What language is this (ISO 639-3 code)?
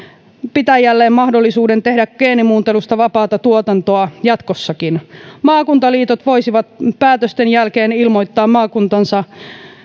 fin